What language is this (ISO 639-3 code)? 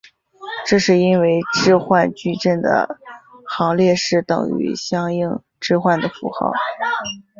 zho